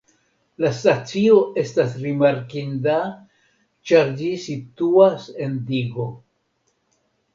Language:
Esperanto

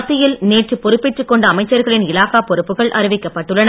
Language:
Tamil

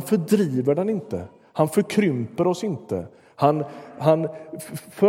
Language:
Swedish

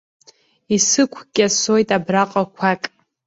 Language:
Abkhazian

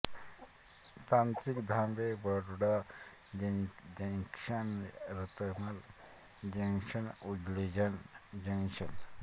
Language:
Marathi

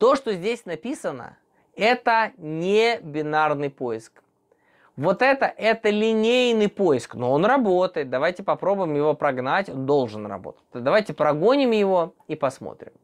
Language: Russian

